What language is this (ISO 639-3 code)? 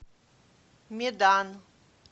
rus